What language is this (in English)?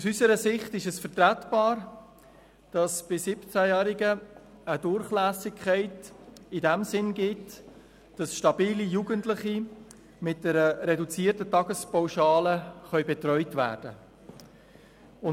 Swiss German